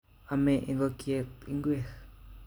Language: Kalenjin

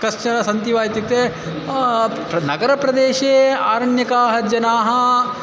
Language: Sanskrit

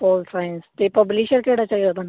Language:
Punjabi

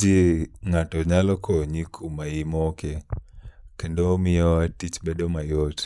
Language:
Luo (Kenya and Tanzania)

